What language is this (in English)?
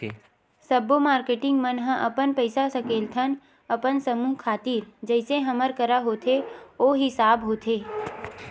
Chhattisgarhi